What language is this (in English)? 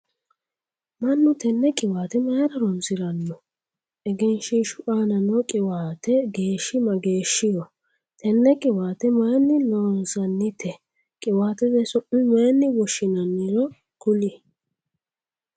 Sidamo